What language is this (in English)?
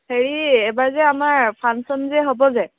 Assamese